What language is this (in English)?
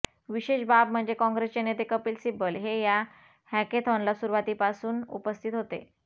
Marathi